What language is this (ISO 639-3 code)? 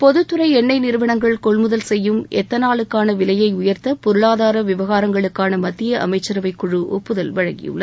tam